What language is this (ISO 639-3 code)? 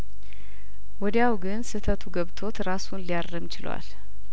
amh